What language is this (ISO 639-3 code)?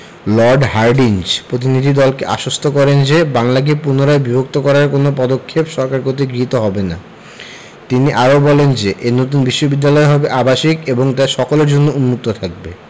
ben